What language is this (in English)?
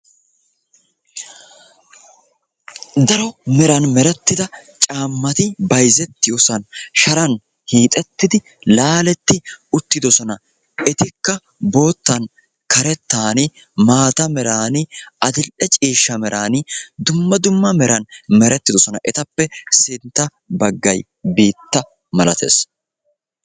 Wolaytta